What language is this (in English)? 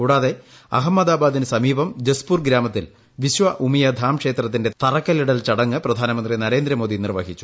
Malayalam